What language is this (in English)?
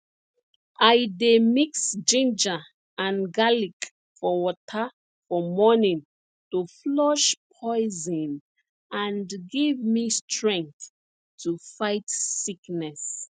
Nigerian Pidgin